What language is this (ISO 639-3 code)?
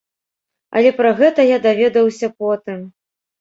bel